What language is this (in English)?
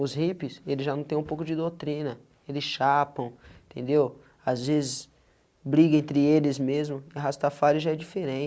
Portuguese